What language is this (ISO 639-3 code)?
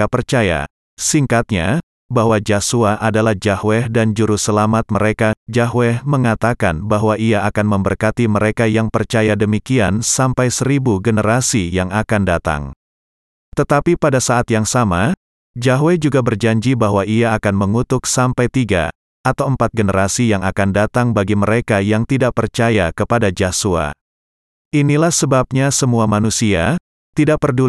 ind